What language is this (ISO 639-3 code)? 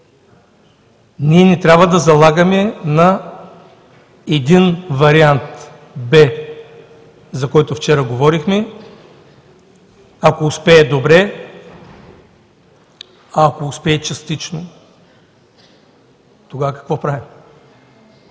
bul